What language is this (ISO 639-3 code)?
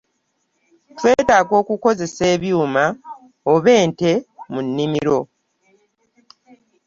lug